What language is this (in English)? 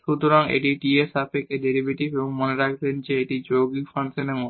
Bangla